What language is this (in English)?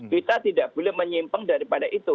Indonesian